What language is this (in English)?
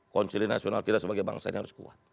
Indonesian